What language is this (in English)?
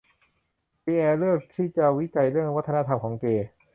Thai